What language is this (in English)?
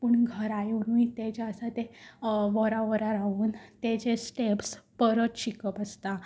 Konkani